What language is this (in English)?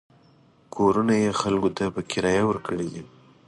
Pashto